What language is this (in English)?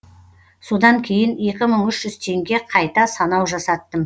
Kazakh